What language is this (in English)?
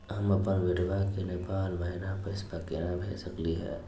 Magahi